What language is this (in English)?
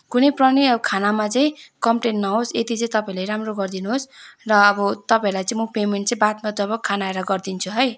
Nepali